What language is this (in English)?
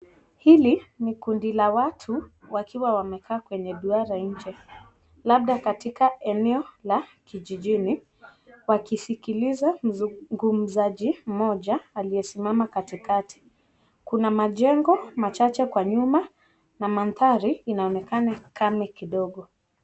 Swahili